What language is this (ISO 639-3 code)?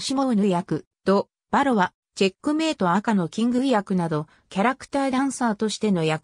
jpn